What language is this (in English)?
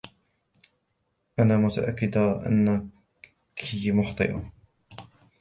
Arabic